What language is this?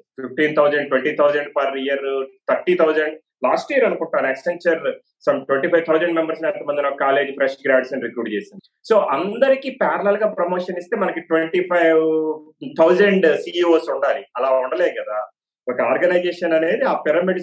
Telugu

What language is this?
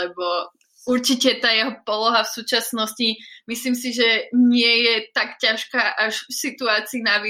Slovak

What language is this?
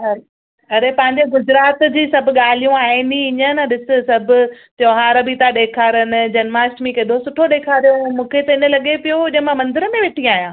Sindhi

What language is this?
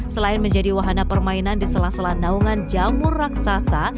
Indonesian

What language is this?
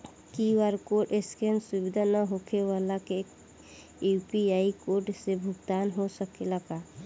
Bhojpuri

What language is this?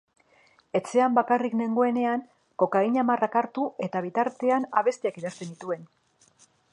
Basque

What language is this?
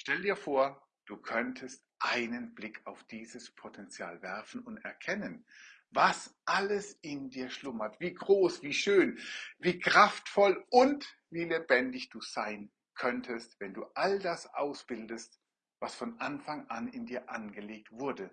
German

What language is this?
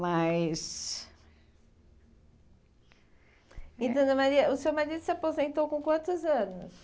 Portuguese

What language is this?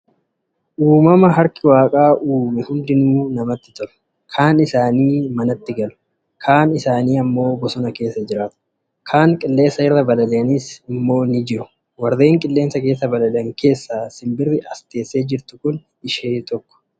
Oromo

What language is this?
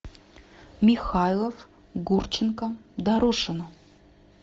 Russian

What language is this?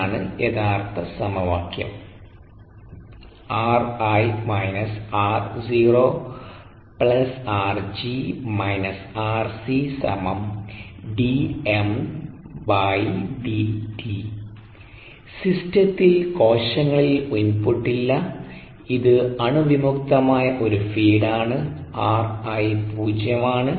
Malayalam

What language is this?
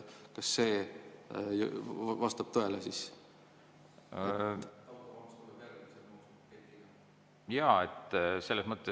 Estonian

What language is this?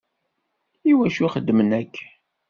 Kabyle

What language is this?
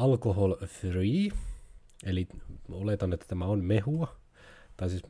Finnish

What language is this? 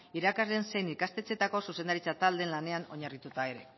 Basque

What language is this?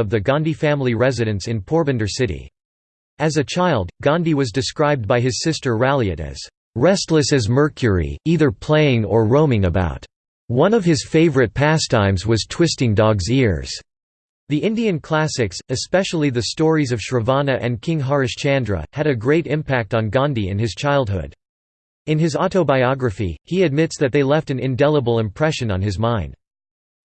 English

